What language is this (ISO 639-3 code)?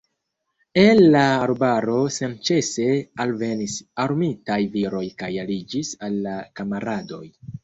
epo